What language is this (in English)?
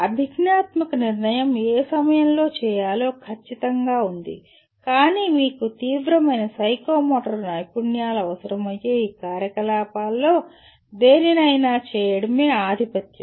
Telugu